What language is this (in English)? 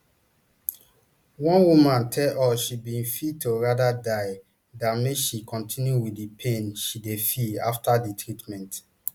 Nigerian Pidgin